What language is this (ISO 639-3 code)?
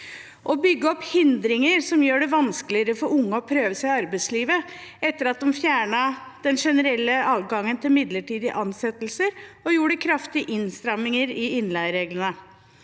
nor